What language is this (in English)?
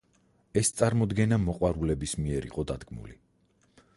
Georgian